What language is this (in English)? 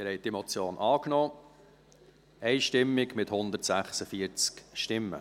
Swiss German